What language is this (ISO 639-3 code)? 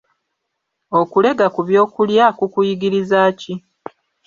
lug